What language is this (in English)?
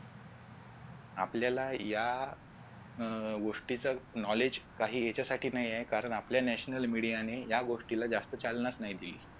Marathi